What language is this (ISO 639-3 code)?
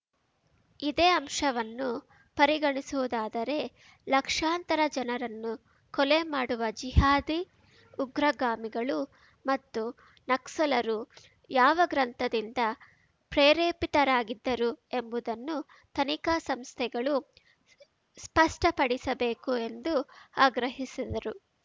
kan